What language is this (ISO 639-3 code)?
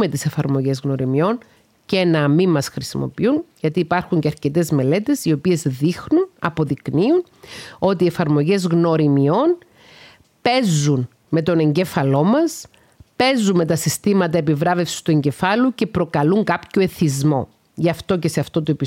ell